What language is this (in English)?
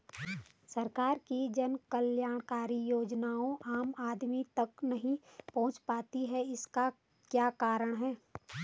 Hindi